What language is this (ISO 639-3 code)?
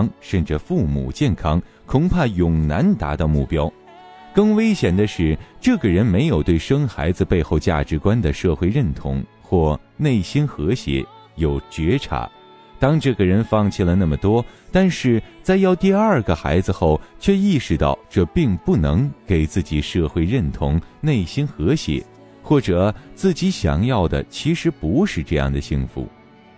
zho